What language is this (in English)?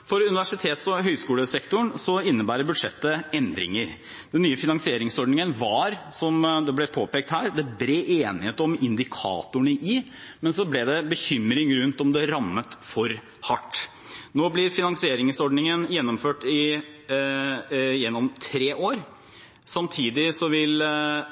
Norwegian Bokmål